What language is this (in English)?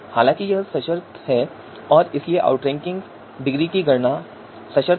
Hindi